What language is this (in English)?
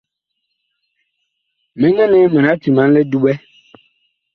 Bakoko